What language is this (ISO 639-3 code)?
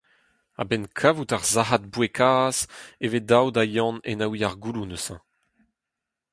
bre